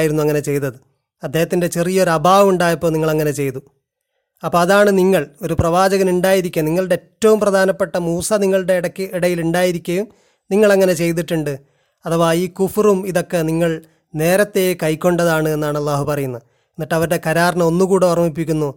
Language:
Malayalam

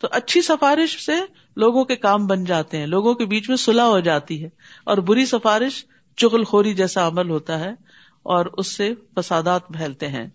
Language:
Urdu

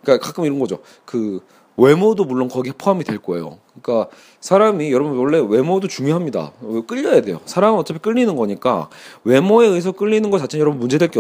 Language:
Korean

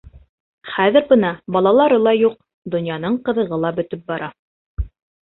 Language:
Bashkir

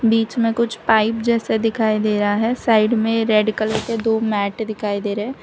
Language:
Hindi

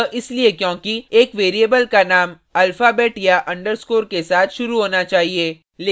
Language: Hindi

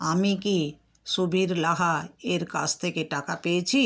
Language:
Bangla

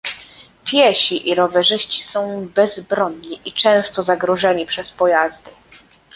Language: Polish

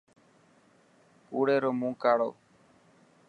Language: Dhatki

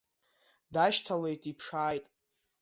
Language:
Abkhazian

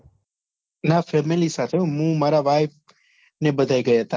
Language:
Gujarati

